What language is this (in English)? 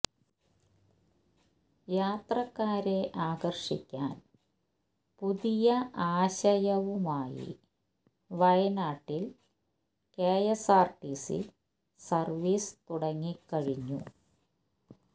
Malayalam